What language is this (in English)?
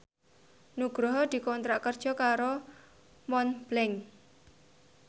Javanese